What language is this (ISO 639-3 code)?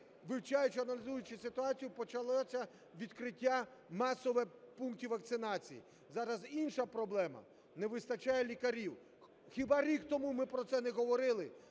ukr